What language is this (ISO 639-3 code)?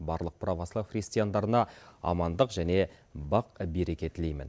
kaz